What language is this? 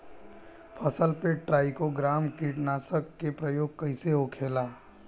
Bhojpuri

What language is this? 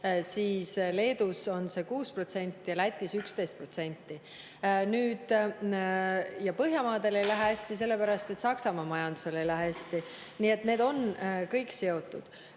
Estonian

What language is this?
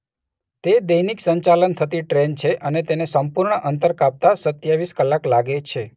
Gujarati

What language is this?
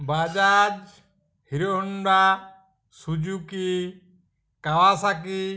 Bangla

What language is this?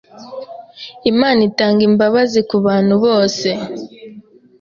Kinyarwanda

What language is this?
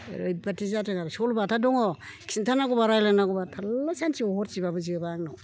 Bodo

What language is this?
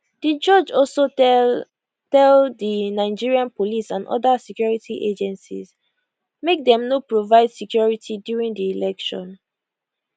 Nigerian Pidgin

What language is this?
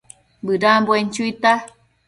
Matsés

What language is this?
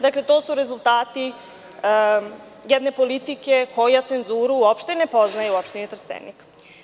Serbian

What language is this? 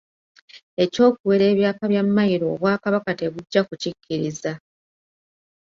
Ganda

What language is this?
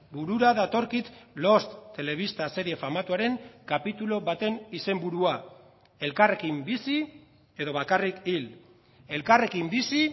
Basque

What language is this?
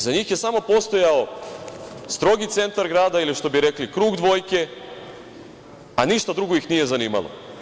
Serbian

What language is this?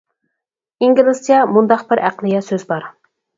Uyghur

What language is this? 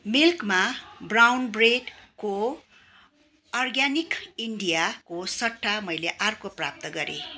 Nepali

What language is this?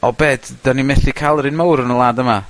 Welsh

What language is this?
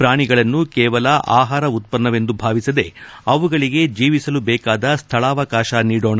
Kannada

